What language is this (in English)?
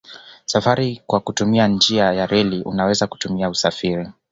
Swahili